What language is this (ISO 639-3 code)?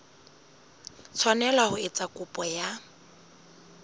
sot